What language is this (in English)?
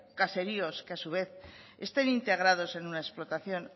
Spanish